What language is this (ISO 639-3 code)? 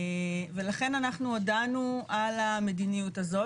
heb